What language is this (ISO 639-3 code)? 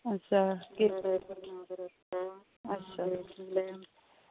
doi